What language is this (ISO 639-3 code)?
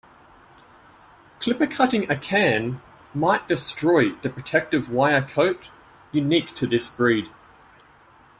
eng